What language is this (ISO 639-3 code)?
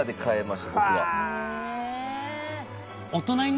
jpn